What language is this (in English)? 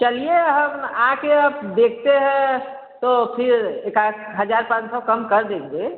Hindi